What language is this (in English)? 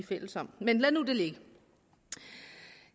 Danish